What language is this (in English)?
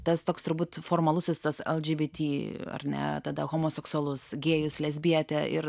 Lithuanian